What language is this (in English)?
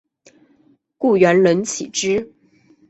Chinese